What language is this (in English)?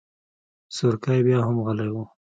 Pashto